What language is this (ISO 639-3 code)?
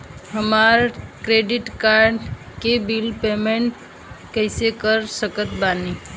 bho